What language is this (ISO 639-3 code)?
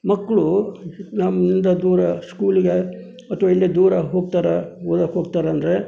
kan